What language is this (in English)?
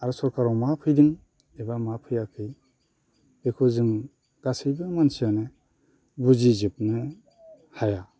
Bodo